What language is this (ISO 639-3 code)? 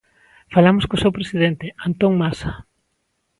glg